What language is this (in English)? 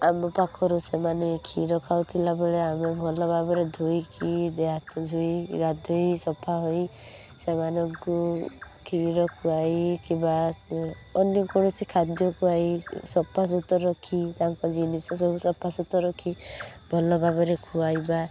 Odia